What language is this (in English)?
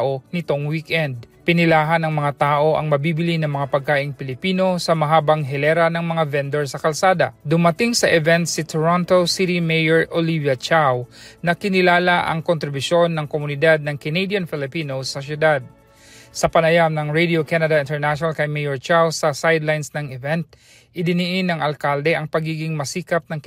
Filipino